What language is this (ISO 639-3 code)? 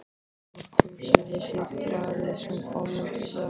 isl